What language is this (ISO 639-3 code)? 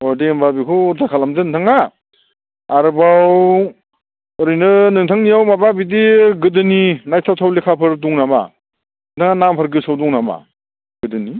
brx